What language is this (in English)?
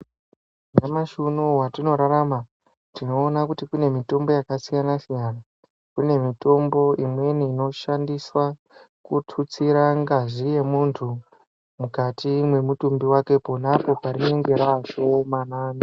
Ndau